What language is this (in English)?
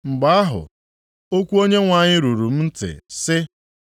Igbo